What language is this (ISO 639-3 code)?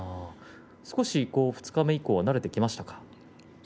jpn